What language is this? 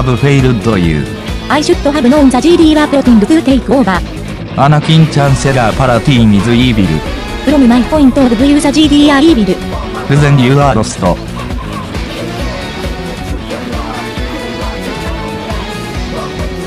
Japanese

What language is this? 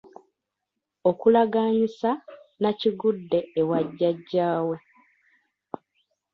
Ganda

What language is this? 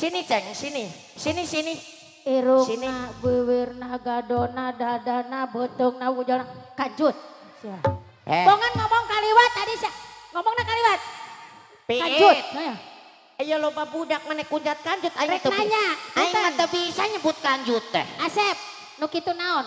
Indonesian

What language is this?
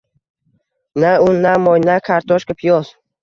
Uzbek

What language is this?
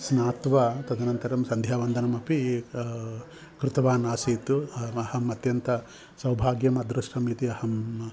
Sanskrit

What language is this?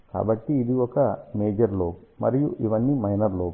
Telugu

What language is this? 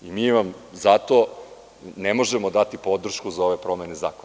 Serbian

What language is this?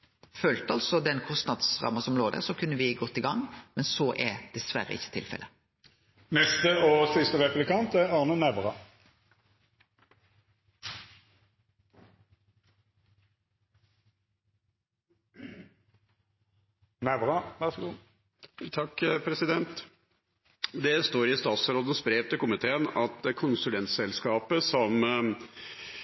Norwegian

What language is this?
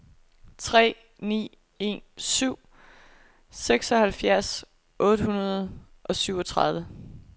Danish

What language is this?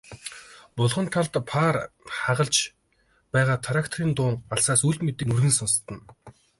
Mongolian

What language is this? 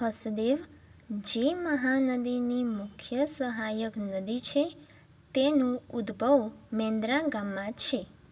Gujarati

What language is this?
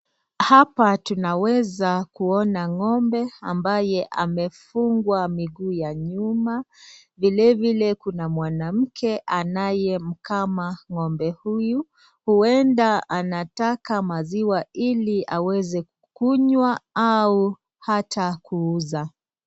Swahili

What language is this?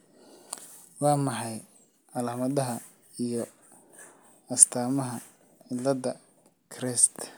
Somali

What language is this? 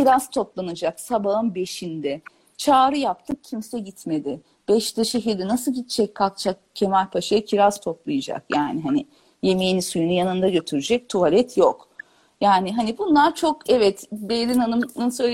Turkish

